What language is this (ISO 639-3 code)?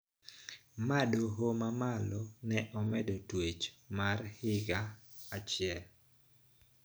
luo